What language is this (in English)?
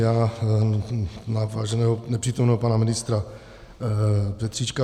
Czech